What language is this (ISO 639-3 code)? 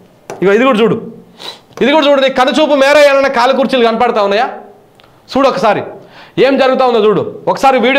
tel